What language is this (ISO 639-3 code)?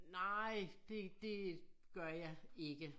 dan